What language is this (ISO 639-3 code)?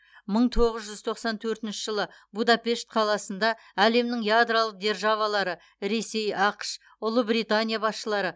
kaz